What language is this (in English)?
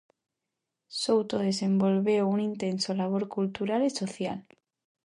Galician